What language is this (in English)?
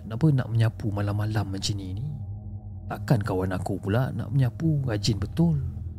Malay